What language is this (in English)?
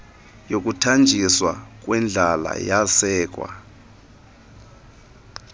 Xhosa